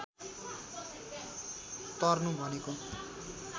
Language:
Nepali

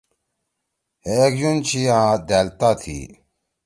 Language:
Torwali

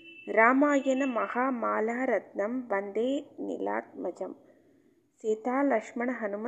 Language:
Tamil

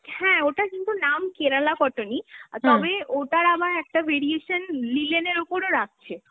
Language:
Bangla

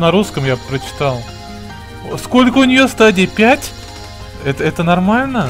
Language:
Russian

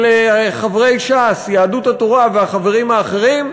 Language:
Hebrew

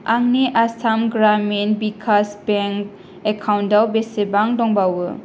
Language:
Bodo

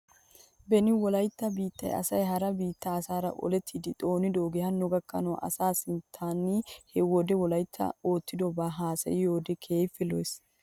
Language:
Wolaytta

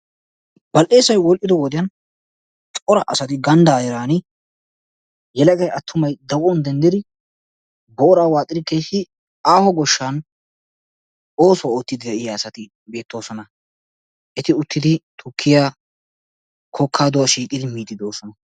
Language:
Wolaytta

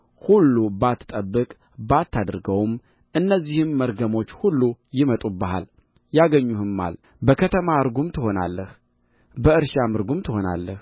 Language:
Amharic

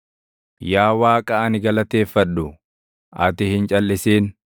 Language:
Oromo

